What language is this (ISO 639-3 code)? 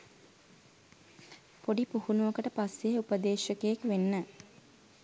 sin